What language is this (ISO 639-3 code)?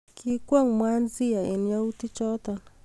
kln